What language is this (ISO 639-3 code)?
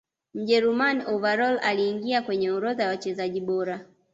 swa